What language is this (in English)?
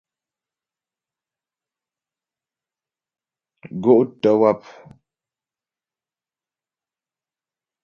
Ghomala